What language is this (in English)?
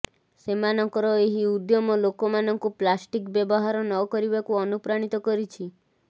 Odia